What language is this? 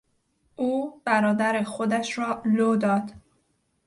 Persian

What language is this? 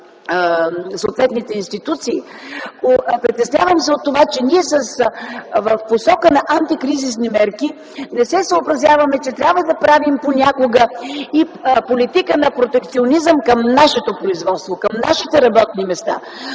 Bulgarian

